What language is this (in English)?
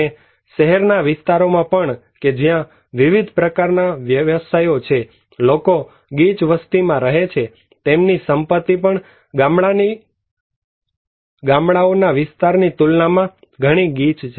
Gujarati